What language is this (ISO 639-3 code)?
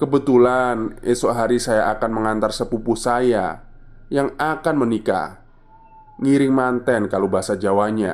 ind